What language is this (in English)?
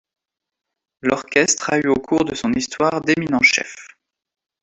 French